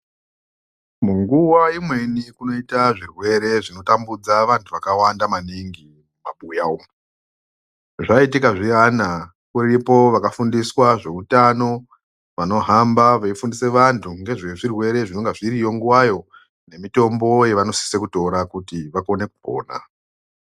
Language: Ndau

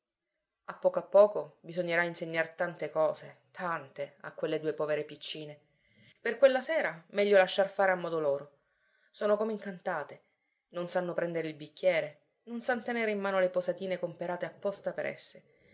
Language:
Italian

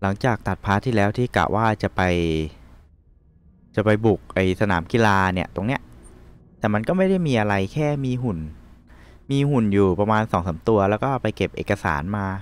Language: Thai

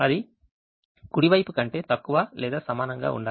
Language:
Telugu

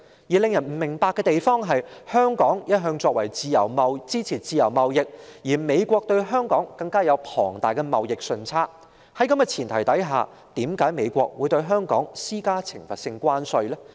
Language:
Cantonese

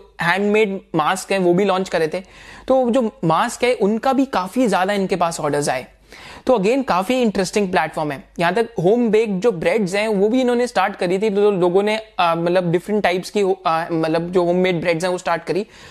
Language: Hindi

